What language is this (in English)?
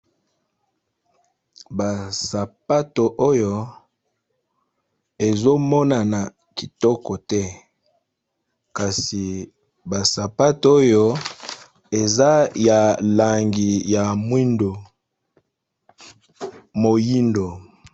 Lingala